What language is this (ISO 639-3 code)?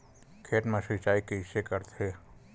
hne